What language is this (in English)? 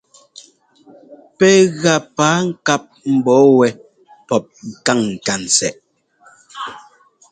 Ngomba